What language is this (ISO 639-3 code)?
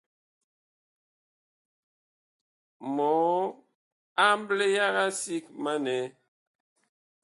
bkh